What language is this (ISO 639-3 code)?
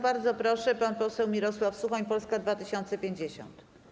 pol